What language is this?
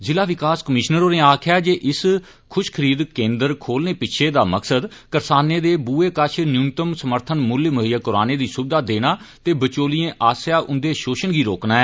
Dogri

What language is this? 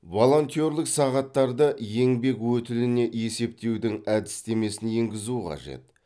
Kazakh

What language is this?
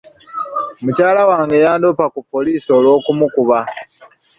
Ganda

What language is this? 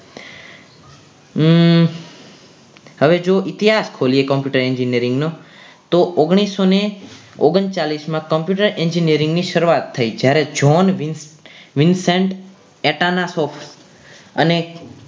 Gujarati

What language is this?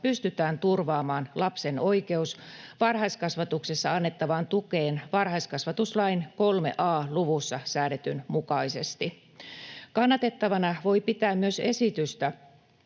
Finnish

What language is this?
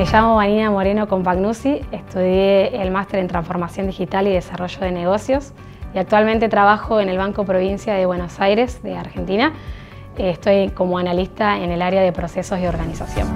Spanish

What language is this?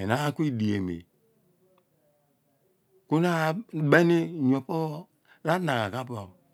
Abua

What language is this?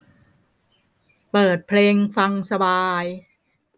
Thai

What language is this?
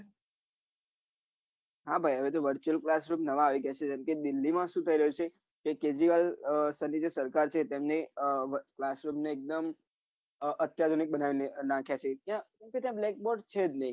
Gujarati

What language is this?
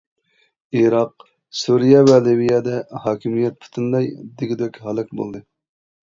Uyghur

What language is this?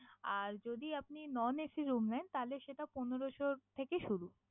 Bangla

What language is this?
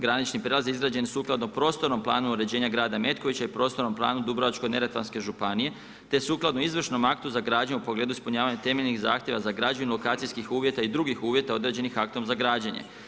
Croatian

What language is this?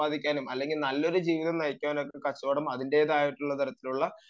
Malayalam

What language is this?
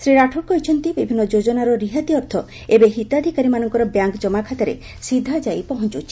Odia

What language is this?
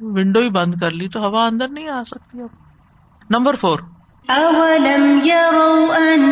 Urdu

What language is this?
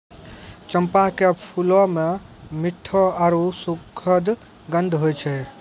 Maithili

